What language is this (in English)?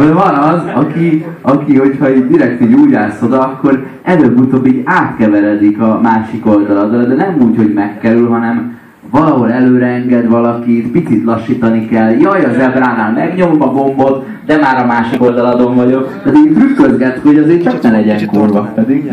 Hungarian